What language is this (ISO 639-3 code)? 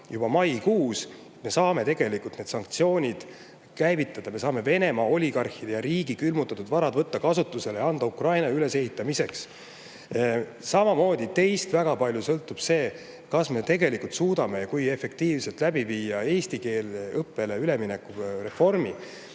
est